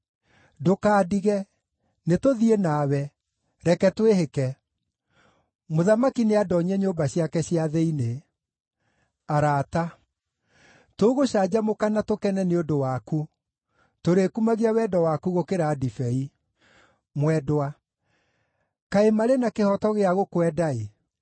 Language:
Kikuyu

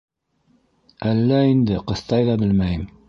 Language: Bashkir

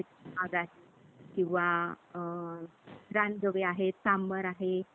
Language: Marathi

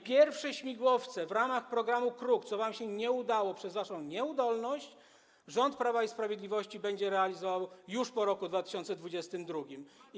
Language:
Polish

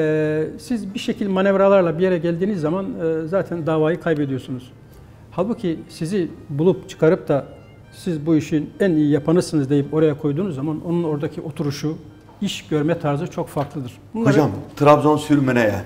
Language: Turkish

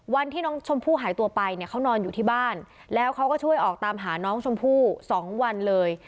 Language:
Thai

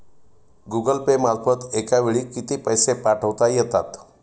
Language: Marathi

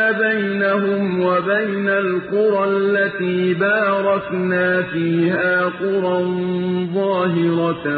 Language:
Arabic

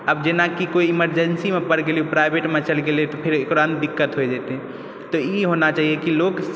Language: Maithili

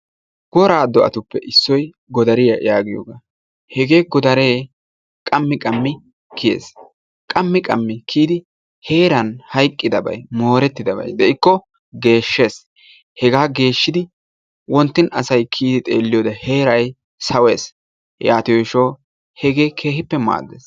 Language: Wolaytta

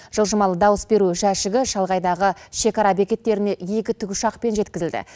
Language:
Kazakh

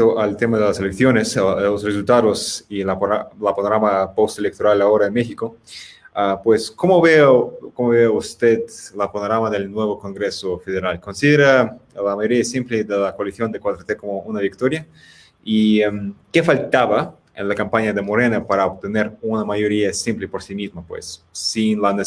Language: Spanish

